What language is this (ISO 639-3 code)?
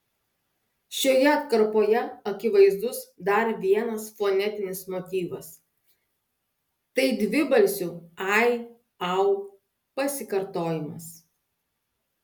lit